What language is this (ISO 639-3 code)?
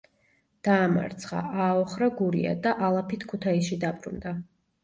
kat